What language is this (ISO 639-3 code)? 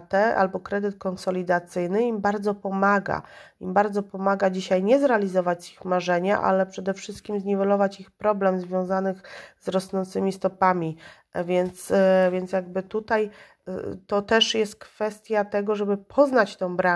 pol